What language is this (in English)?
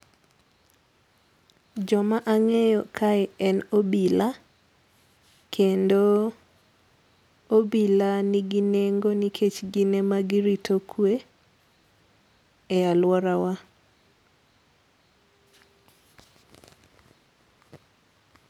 Luo (Kenya and Tanzania)